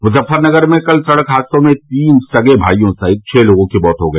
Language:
Hindi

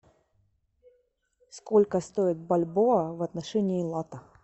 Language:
Russian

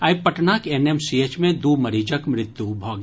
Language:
Maithili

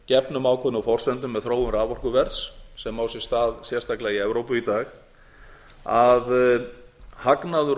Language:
Icelandic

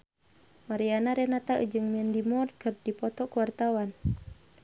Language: Sundanese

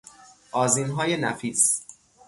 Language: Persian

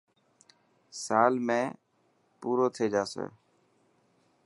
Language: Dhatki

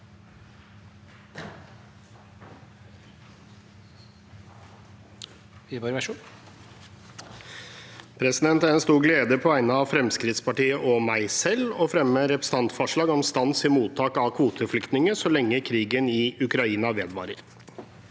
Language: Norwegian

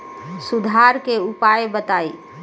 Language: Bhojpuri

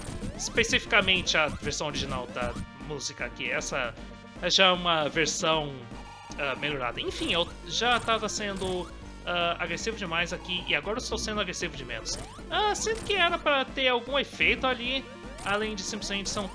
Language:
Portuguese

